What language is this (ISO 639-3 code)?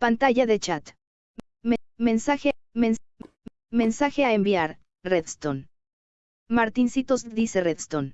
spa